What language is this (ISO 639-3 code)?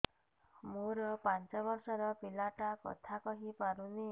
ori